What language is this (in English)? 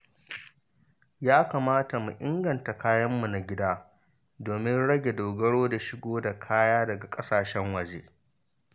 Hausa